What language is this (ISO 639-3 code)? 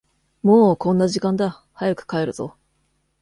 jpn